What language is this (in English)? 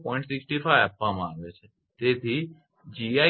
Gujarati